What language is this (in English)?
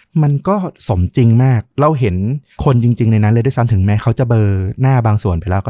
Thai